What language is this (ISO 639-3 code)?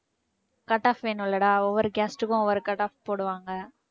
tam